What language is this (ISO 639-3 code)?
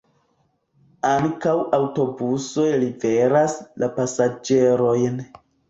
epo